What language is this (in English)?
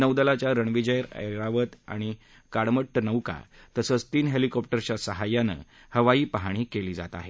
Marathi